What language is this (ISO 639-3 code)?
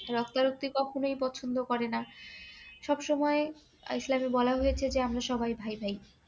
ben